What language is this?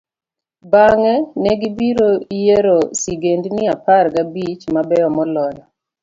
Luo (Kenya and Tanzania)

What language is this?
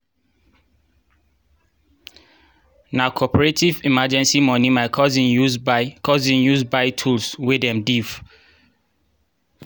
Nigerian Pidgin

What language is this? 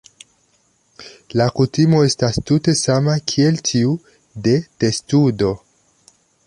Esperanto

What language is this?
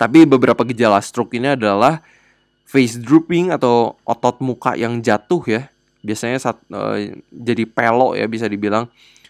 Indonesian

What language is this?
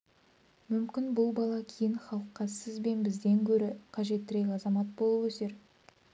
Kazakh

